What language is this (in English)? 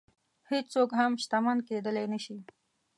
Pashto